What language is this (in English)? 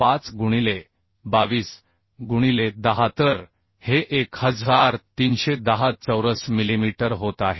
Marathi